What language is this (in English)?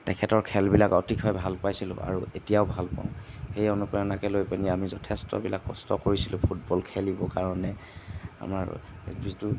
Assamese